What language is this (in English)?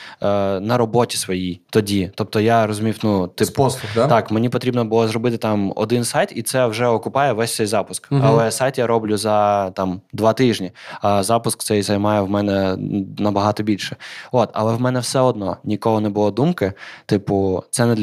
Ukrainian